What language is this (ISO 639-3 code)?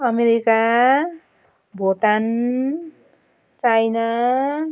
nep